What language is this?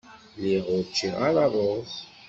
Kabyle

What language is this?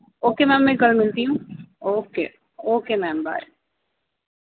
Urdu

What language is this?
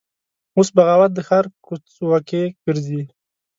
Pashto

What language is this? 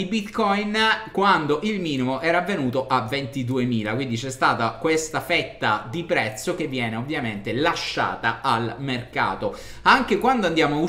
Italian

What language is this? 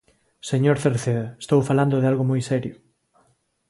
Galician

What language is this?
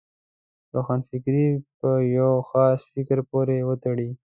Pashto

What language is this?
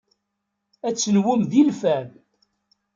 Kabyle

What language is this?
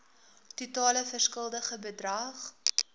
Afrikaans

